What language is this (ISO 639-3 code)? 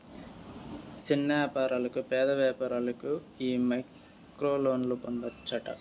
tel